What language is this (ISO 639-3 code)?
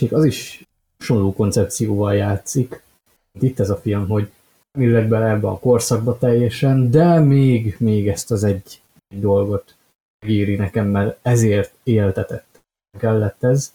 hun